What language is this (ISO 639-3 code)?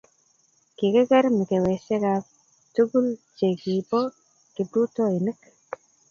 kln